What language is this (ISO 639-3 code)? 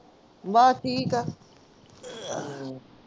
pan